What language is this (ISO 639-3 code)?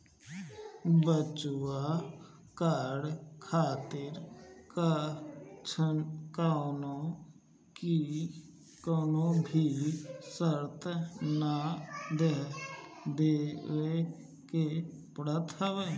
bho